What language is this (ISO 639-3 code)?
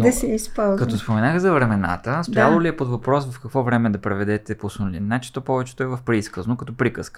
bul